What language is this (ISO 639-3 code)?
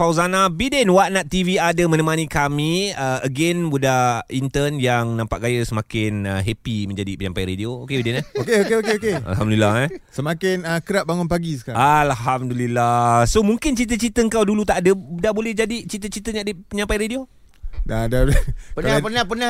msa